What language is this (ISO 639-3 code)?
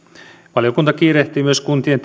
fin